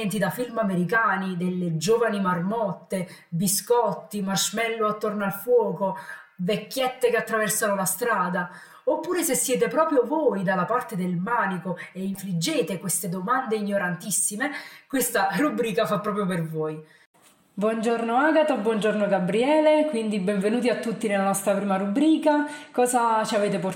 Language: Italian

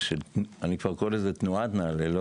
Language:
Hebrew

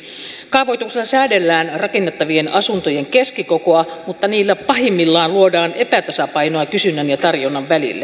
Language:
Finnish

